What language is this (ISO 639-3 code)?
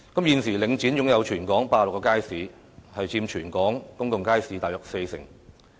yue